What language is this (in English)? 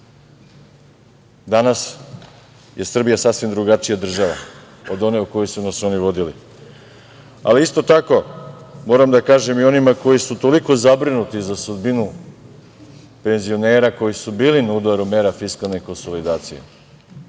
Serbian